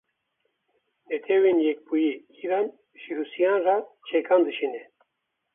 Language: Kurdish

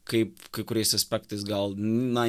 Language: Lithuanian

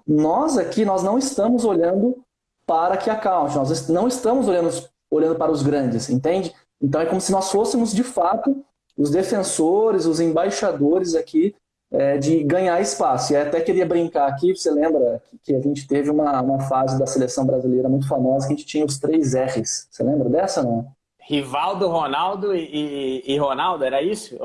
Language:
Portuguese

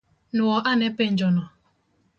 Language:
Luo (Kenya and Tanzania)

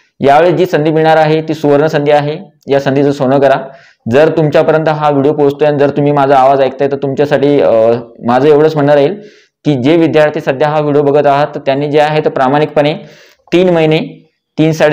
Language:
Hindi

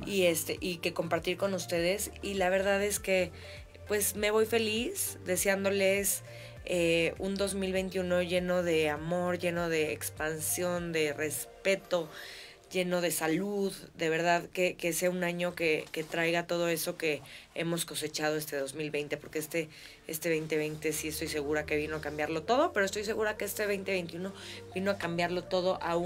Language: Spanish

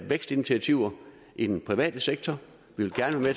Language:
Danish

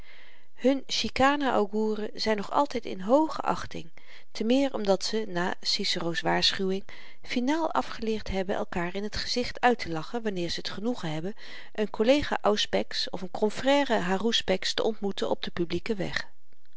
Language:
Dutch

